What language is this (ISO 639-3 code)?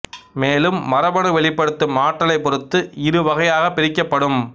tam